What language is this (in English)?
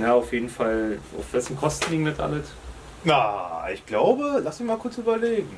German